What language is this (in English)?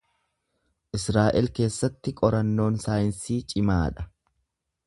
Oromo